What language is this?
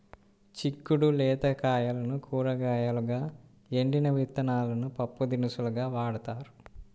Telugu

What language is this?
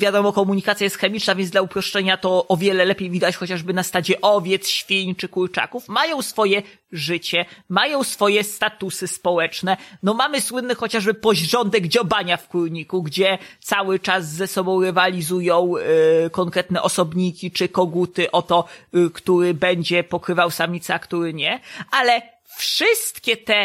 Polish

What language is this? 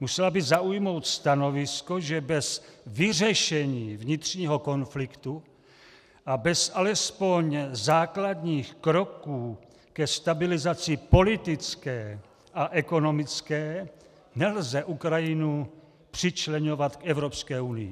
Czech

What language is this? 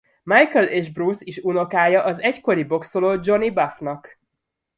Hungarian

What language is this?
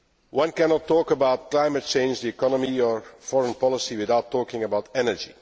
English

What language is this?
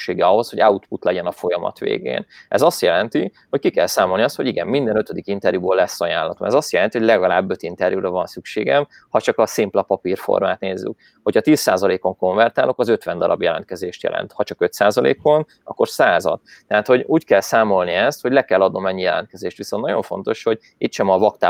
Hungarian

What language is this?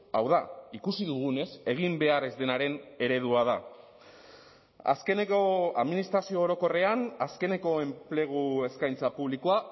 Basque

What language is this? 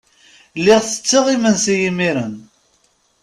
Kabyle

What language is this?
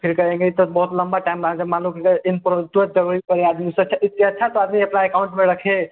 Hindi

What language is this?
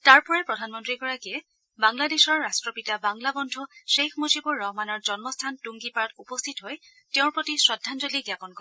Assamese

